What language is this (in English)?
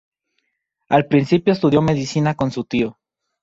Spanish